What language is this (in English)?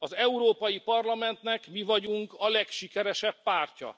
Hungarian